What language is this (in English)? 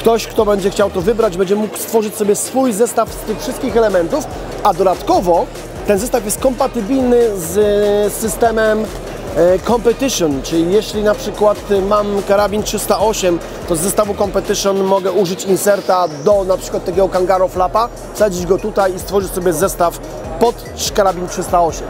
Polish